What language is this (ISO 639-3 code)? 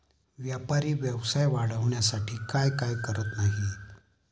mar